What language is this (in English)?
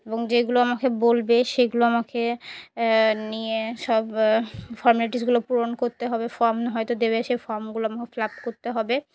Bangla